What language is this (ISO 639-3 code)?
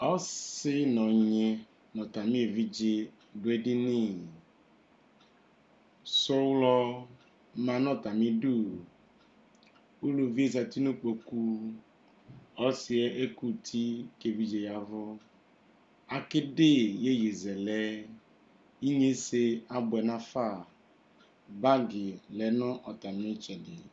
kpo